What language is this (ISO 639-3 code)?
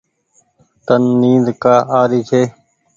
gig